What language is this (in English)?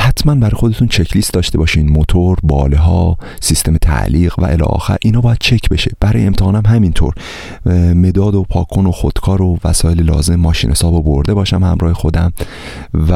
Persian